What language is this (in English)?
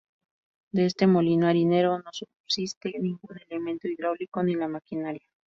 Spanish